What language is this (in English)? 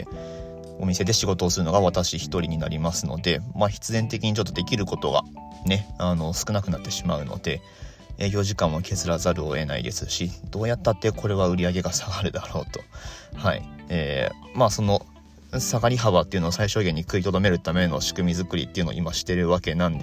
Japanese